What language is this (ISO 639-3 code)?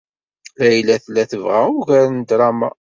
kab